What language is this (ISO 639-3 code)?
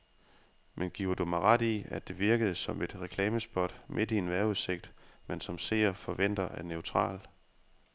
dan